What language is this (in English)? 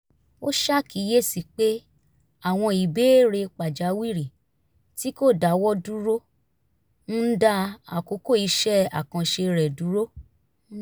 Yoruba